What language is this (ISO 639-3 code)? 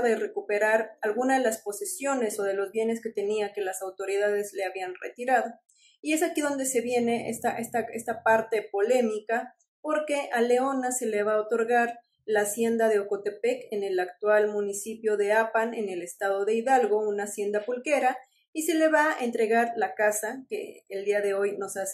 spa